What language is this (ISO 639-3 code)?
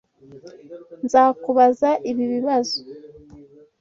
kin